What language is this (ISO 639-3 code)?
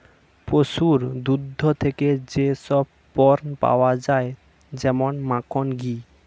ben